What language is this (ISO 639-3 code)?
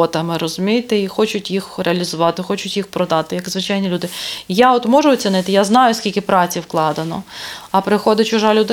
ukr